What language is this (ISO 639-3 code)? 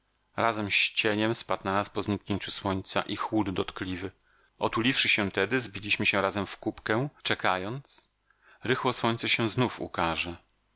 pol